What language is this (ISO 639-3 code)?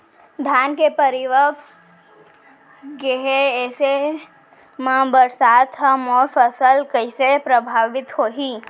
hne